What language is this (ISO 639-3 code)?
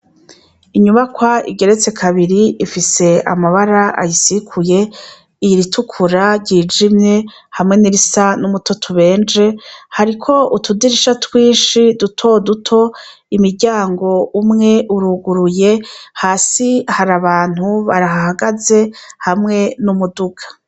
run